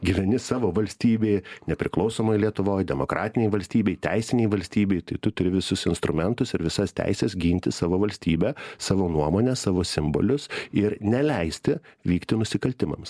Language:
Lithuanian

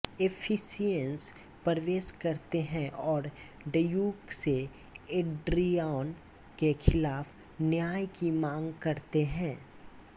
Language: Hindi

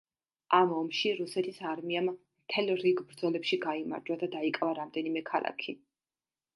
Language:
Georgian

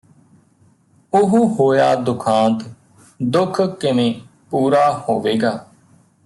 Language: Punjabi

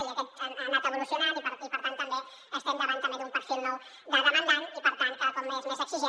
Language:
Catalan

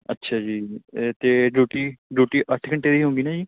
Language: Punjabi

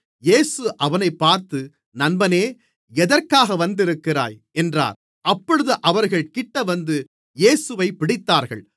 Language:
Tamil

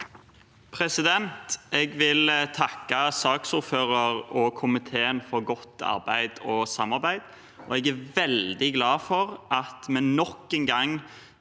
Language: Norwegian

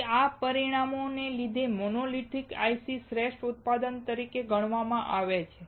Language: Gujarati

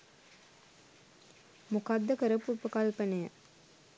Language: Sinhala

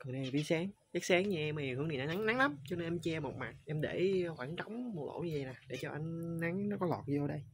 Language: Vietnamese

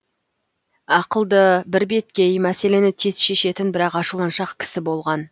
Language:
Kazakh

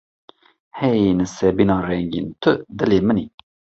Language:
Kurdish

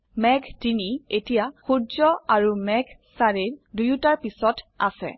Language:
Assamese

